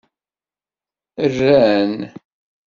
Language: Kabyle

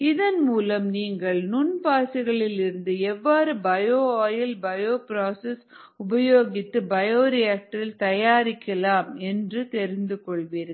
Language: Tamil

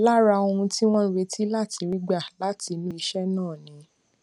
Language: Yoruba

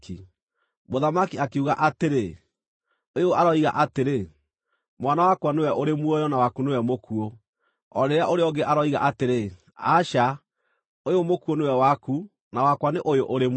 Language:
Kikuyu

